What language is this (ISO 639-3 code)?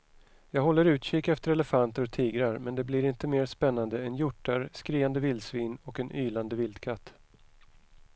swe